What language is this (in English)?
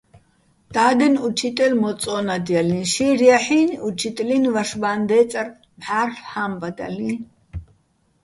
Bats